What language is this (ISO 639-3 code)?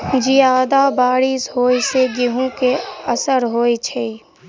mai